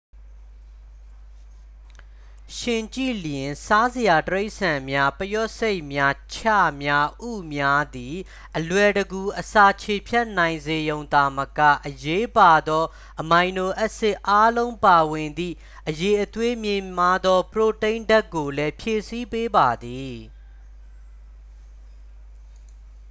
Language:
Burmese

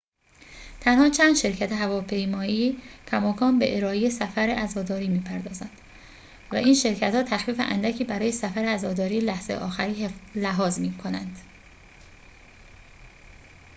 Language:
Persian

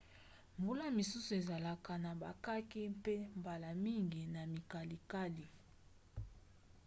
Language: Lingala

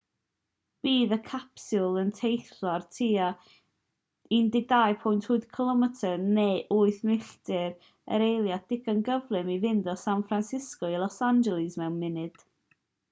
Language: Welsh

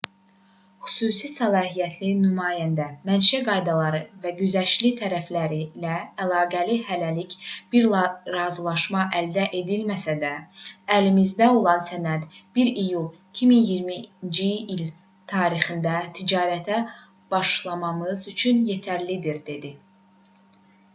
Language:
Azerbaijani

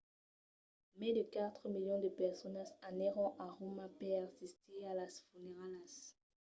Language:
Occitan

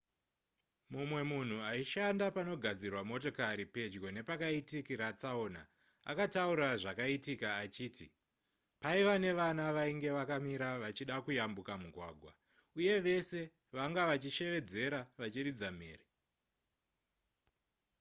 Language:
Shona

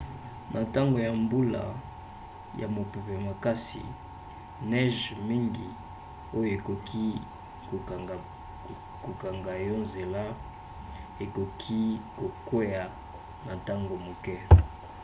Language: Lingala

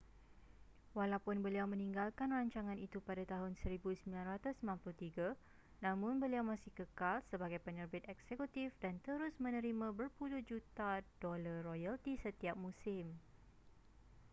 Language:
Malay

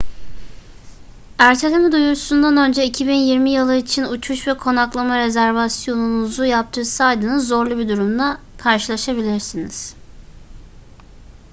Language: Turkish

